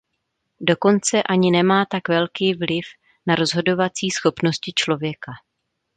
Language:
Czech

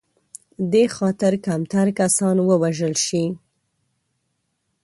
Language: Pashto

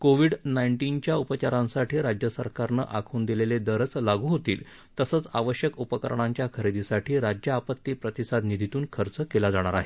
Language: Marathi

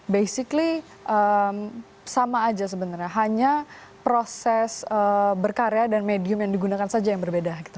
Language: Indonesian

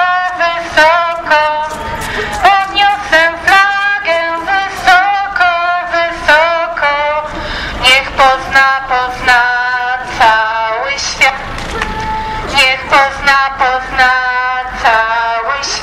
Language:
Polish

